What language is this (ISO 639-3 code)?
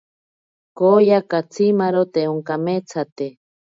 prq